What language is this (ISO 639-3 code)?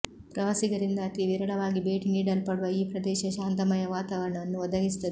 kan